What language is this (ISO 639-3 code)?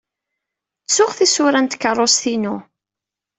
kab